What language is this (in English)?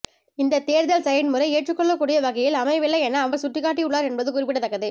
Tamil